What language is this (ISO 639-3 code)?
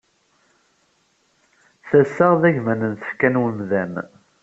kab